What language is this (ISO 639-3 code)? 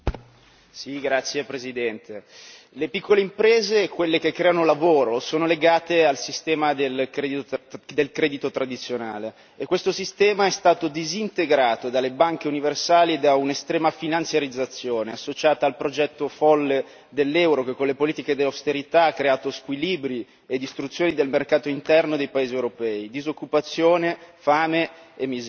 ita